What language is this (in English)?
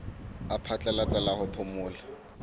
Southern Sotho